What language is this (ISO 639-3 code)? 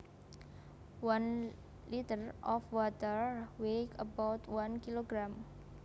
jav